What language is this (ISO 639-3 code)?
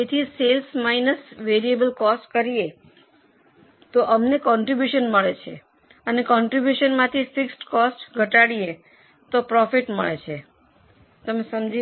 guj